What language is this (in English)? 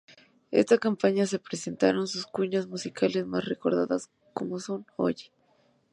Spanish